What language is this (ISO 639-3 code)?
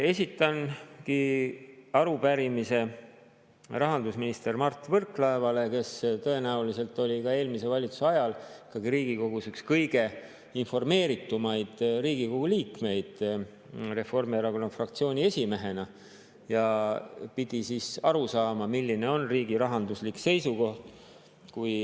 est